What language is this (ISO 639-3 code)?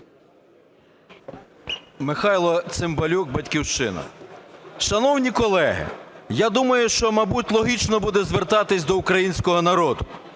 ukr